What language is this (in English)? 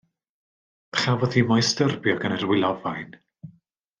Welsh